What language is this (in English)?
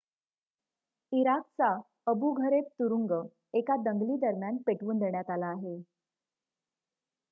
Marathi